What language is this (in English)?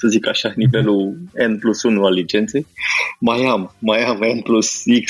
Romanian